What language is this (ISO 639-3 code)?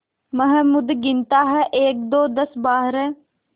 hin